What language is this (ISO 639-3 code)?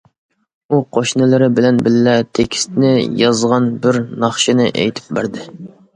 uig